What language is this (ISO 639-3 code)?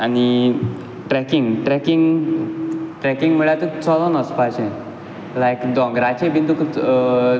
kok